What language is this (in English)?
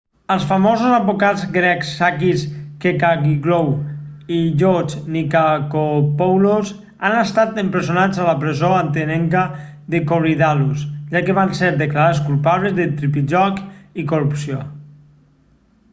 Catalan